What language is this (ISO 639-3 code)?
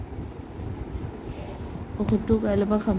asm